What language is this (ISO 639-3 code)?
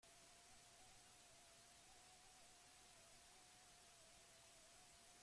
eus